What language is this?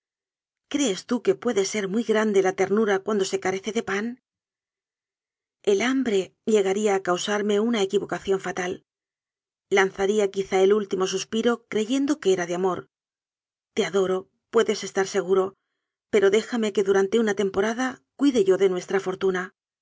Spanish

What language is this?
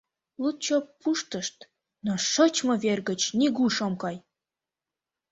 Mari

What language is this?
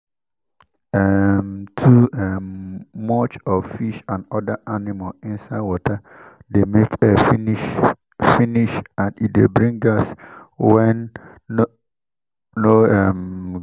Nigerian Pidgin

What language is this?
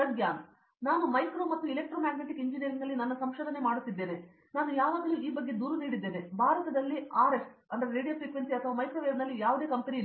Kannada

